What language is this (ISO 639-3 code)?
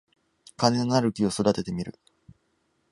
jpn